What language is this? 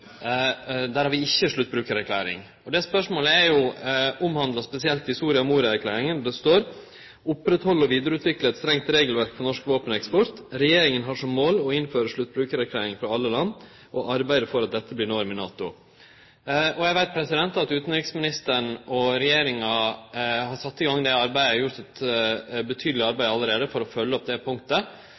Norwegian Nynorsk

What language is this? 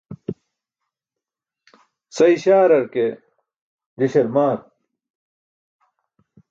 Burushaski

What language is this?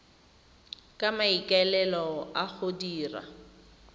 Tswana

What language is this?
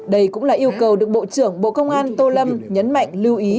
Vietnamese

